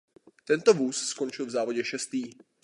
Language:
Czech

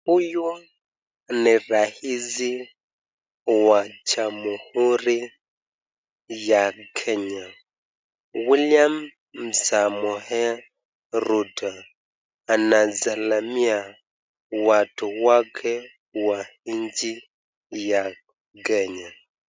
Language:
Swahili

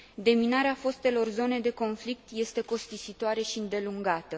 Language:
Romanian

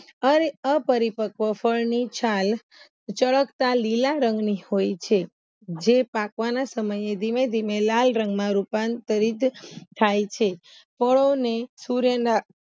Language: Gujarati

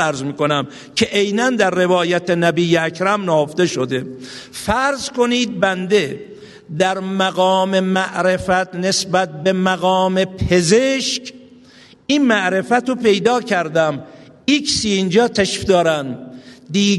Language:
Persian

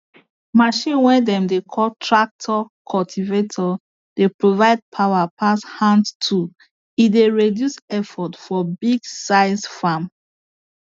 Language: Nigerian Pidgin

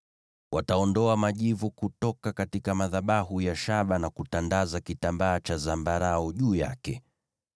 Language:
Swahili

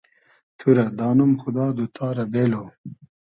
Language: Hazaragi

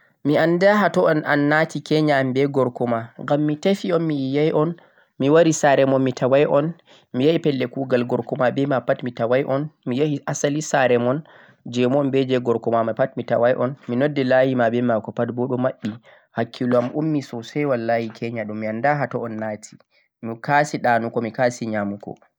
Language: Central-Eastern Niger Fulfulde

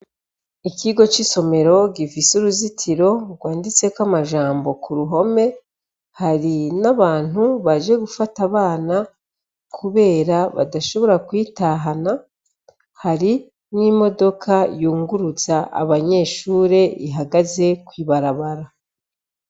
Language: Rundi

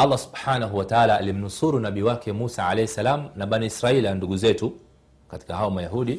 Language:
Swahili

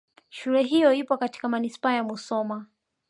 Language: Swahili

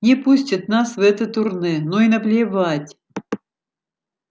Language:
Russian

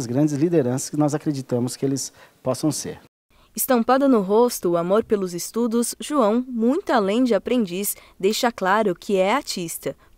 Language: Portuguese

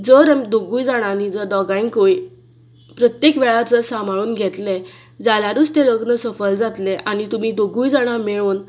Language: Konkani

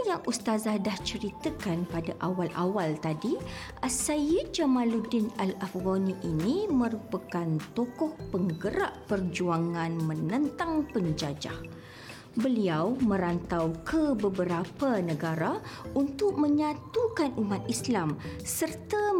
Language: Malay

